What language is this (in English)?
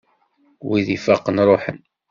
Kabyle